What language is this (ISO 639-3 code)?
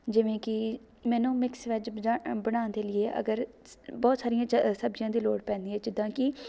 pan